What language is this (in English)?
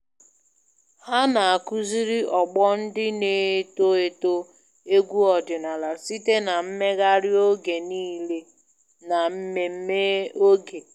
Igbo